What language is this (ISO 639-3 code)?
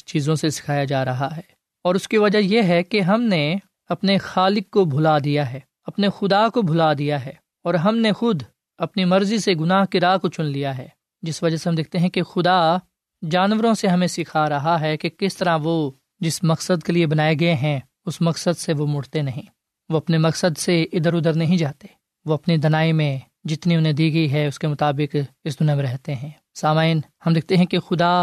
urd